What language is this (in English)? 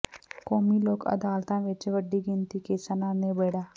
Punjabi